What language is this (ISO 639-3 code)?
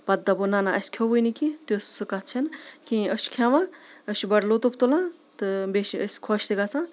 kas